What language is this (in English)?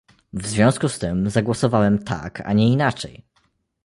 Polish